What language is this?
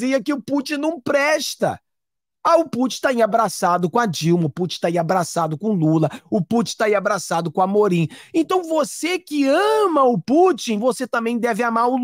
Portuguese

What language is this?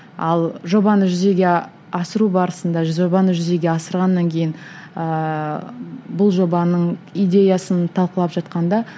Kazakh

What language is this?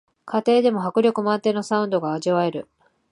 Japanese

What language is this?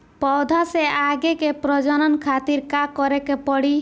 Bhojpuri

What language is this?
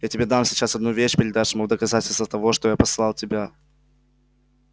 Russian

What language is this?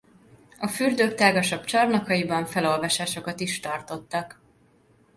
Hungarian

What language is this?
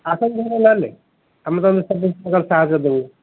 Odia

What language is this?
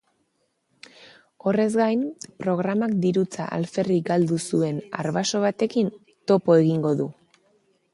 Basque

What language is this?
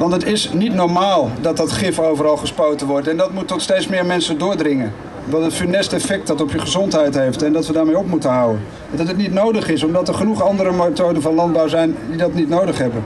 Dutch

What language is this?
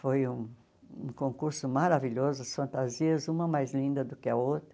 Portuguese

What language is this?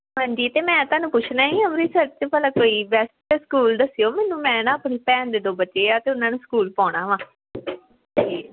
Punjabi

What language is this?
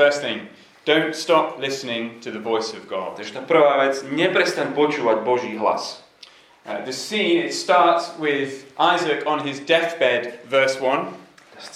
Slovak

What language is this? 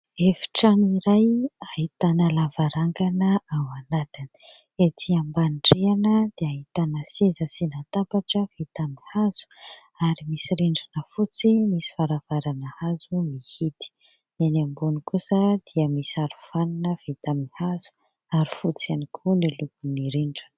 Malagasy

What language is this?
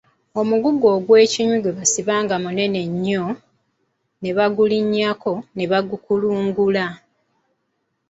Ganda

